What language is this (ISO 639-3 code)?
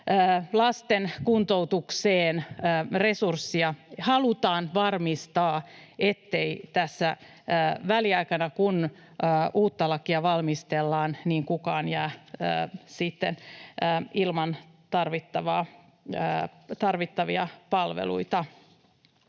fin